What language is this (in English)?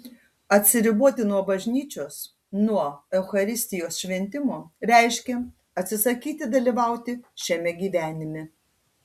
Lithuanian